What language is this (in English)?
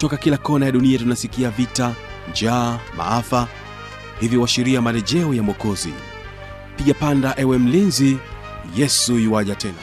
Swahili